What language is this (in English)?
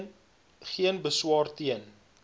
Afrikaans